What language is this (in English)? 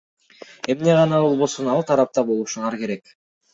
Kyrgyz